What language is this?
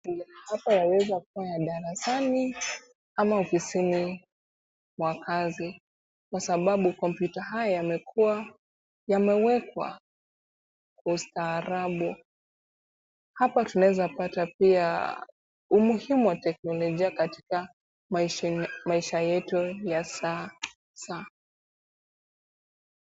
Swahili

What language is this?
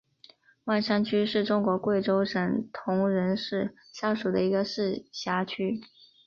Chinese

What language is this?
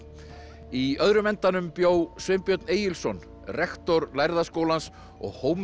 Icelandic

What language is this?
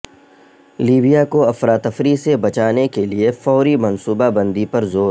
Urdu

